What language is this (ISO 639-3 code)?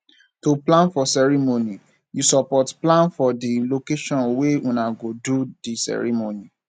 pcm